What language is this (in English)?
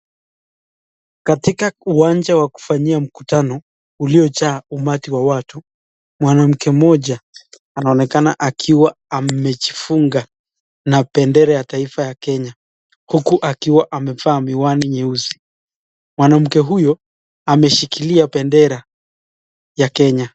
Swahili